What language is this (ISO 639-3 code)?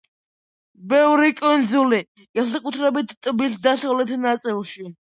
kat